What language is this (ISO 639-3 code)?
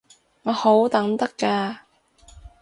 yue